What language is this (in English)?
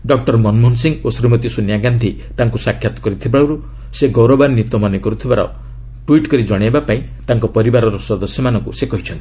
Odia